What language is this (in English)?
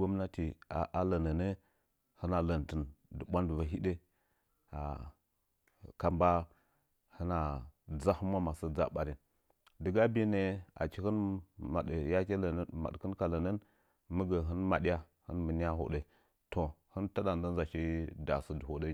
Nzanyi